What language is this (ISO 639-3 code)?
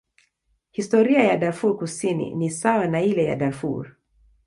swa